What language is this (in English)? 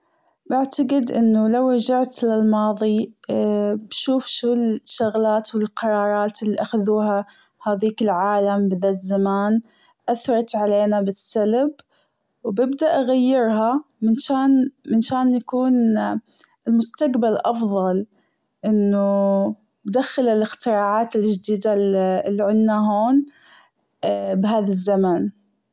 Gulf Arabic